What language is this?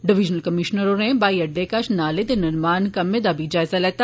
Dogri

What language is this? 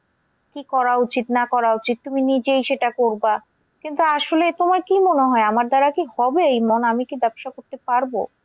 Bangla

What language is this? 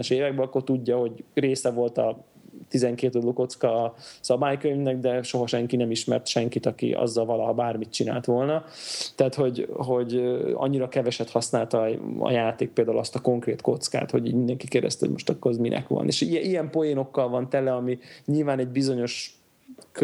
Hungarian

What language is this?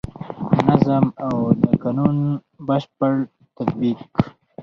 Pashto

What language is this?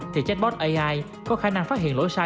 Vietnamese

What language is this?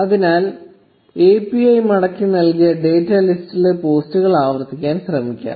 Malayalam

